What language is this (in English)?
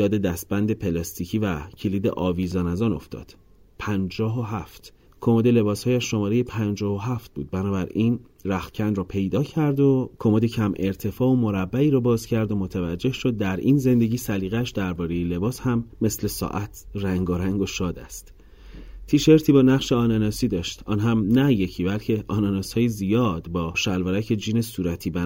Persian